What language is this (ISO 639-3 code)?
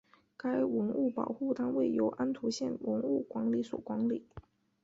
zho